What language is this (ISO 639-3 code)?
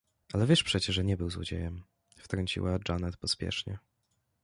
pol